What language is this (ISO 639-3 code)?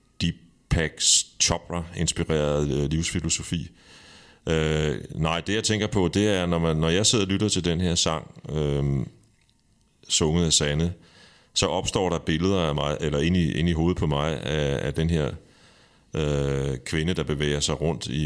dan